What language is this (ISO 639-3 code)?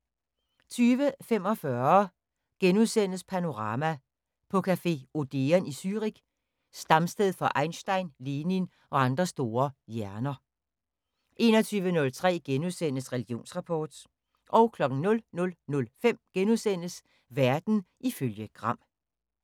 dan